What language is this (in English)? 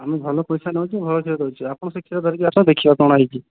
Odia